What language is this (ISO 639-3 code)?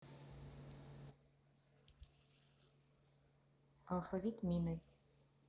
rus